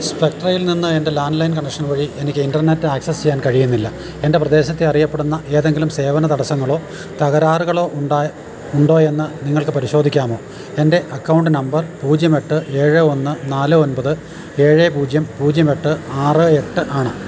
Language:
Malayalam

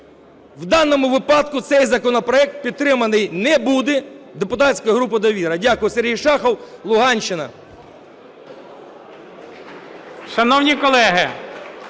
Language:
Ukrainian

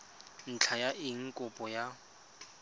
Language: Tswana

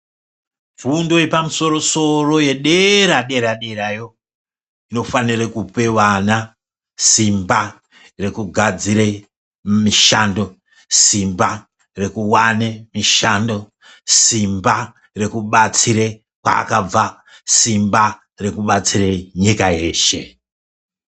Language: Ndau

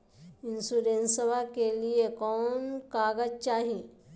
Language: Magahi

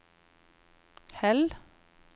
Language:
Norwegian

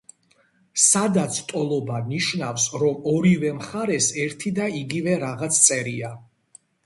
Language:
Georgian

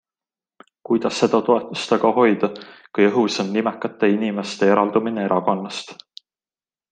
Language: Estonian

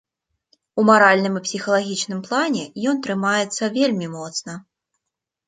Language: Belarusian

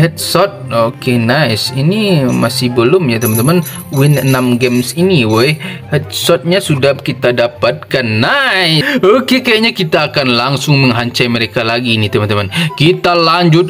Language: Indonesian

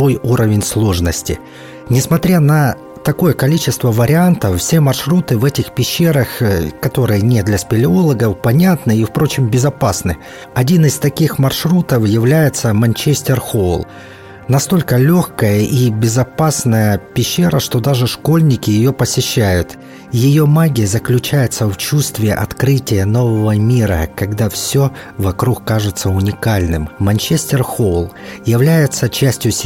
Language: Russian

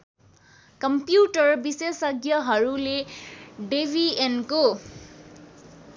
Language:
Nepali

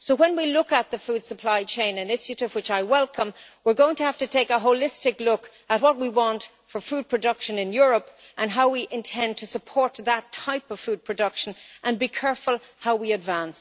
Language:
English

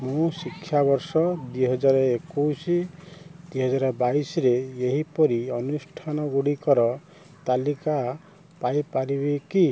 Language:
Odia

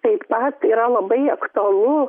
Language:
Lithuanian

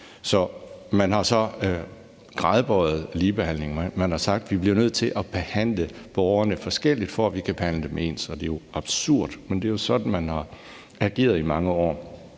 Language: Danish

